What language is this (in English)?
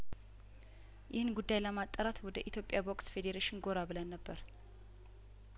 Amharic